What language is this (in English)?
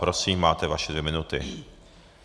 Czech